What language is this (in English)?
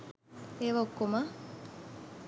Sinhala